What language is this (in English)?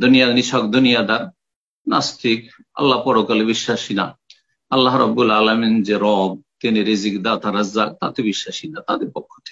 Arabic